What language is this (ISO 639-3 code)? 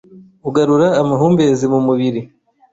kin